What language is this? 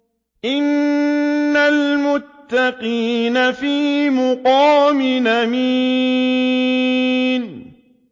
Arabic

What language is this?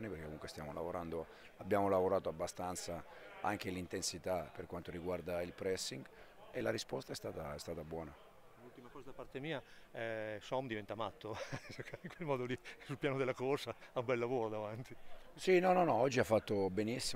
Italian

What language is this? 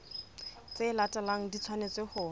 Southern Sotho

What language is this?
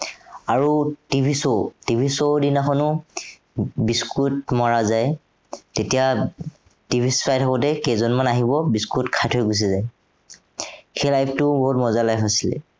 Assamese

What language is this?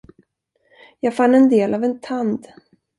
Swedish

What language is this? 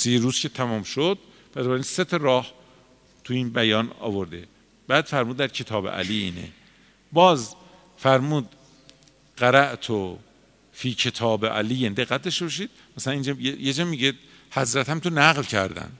Persian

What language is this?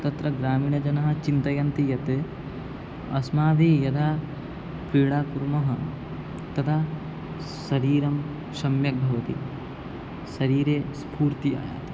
Sanskrit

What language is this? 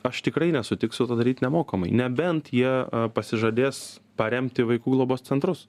Lithuanian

